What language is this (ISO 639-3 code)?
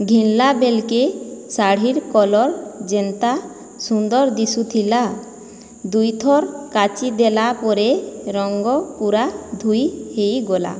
ori